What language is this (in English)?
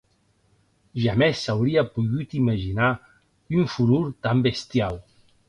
Occitan